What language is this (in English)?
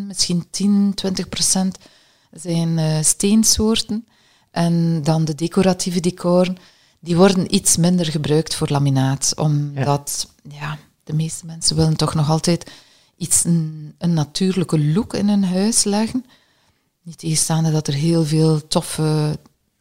Dutch